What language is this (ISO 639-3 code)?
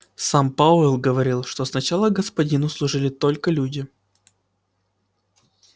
rus